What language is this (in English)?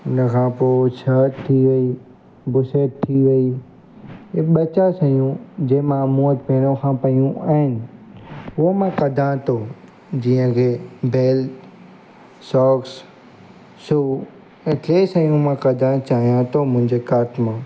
Sindhi